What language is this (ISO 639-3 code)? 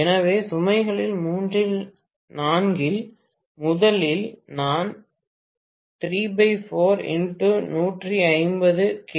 tam